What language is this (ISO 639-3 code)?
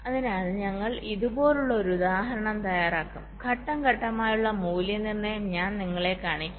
mal